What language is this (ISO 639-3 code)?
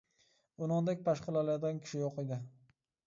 uig